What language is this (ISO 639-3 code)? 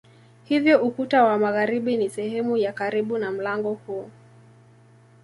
swa